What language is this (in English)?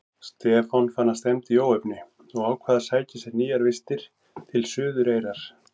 Icelandic